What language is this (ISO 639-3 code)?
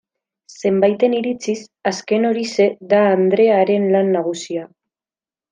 eus